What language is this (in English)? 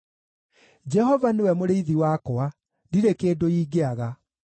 Kikuyu